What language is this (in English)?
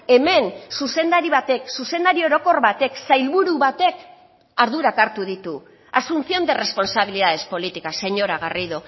Basque